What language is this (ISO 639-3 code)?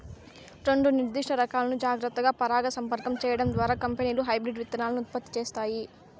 tel